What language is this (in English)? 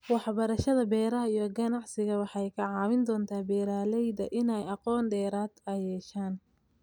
Somali